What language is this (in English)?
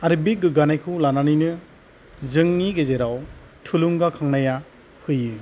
Bodo